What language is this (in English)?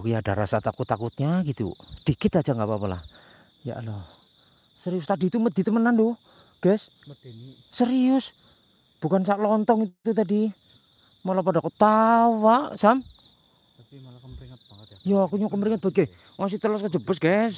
Indonesian